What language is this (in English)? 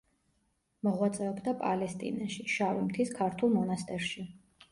Georgian